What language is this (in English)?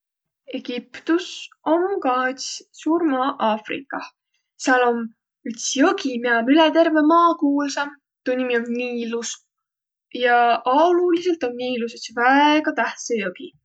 Võro